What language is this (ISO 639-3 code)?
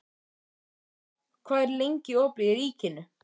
isl